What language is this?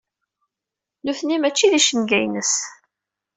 Kabyle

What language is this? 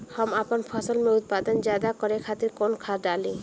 Bhojpuri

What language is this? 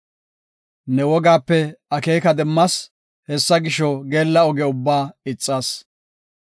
Gofa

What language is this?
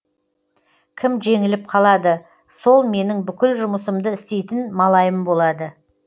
Kazakh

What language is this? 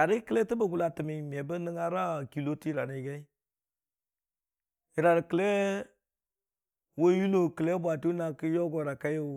Dijim-Bwilim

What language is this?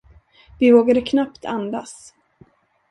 Swedish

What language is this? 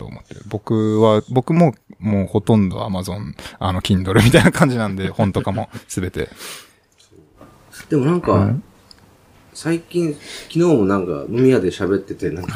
Japanese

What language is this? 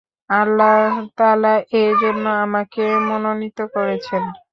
Bangla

